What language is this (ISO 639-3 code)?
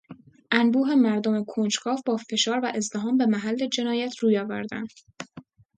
fas